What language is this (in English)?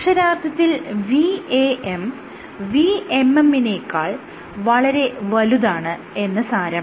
Malayalam